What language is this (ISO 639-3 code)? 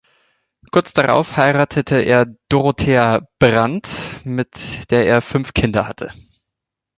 deu